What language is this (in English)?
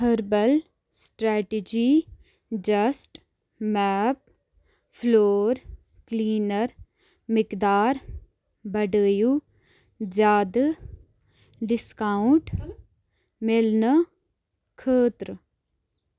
Kashmiri